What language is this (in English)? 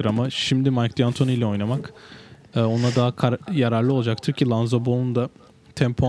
Turkish